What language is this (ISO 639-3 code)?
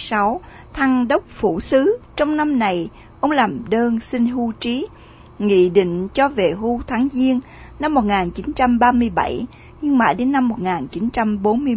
vie